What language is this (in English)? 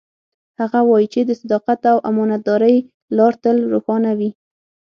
Pashto